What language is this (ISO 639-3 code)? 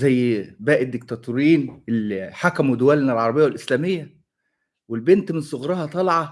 ara